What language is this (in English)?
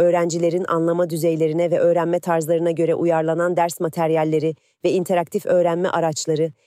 Turkish